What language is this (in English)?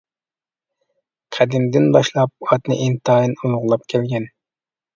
Uyghur